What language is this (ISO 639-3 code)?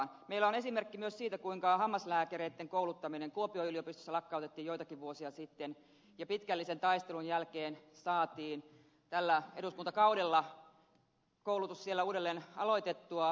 fin